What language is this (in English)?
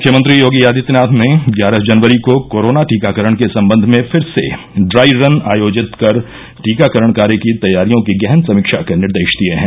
Hindi